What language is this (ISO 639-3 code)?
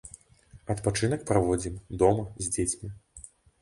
bel